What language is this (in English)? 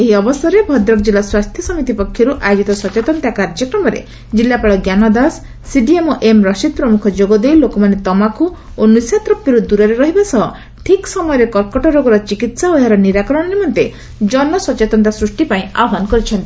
Odia